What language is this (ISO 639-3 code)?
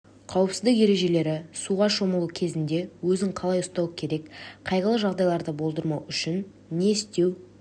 kaz